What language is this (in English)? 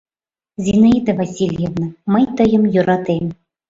Mari